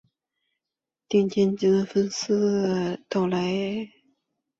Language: Chinese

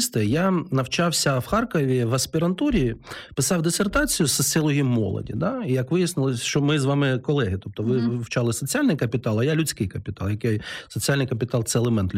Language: Ukrainian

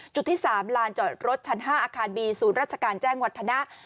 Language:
Thai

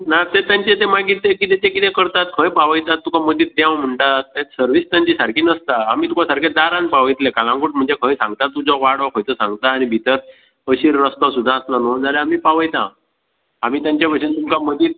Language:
Konkani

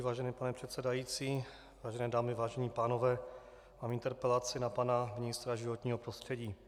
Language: Czech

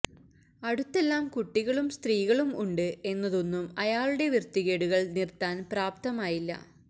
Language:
Malayalam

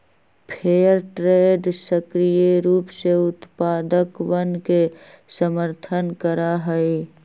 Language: Magahi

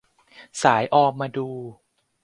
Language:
Thai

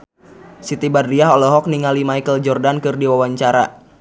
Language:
Sundanese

